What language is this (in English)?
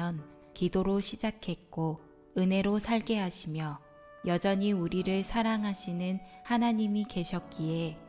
Korean